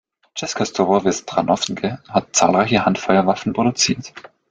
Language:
German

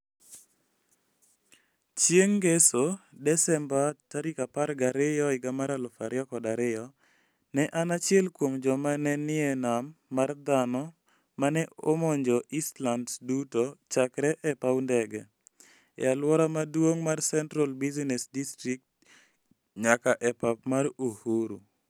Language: Luo (Kenya and Tanzania)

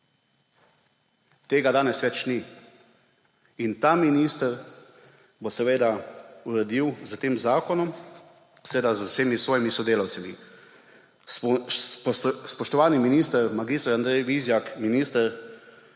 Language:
Slovenian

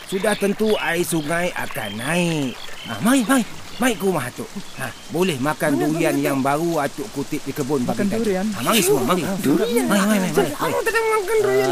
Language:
Malay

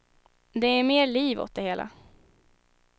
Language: Swedish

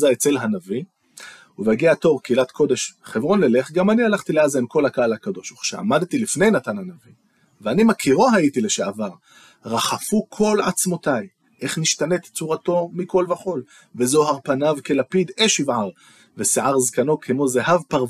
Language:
Hebrew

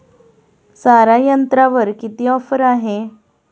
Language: Marathi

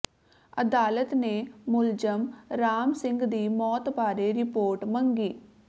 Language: Punjabi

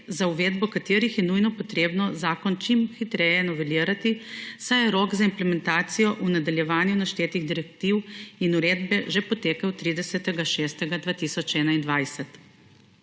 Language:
Slovenian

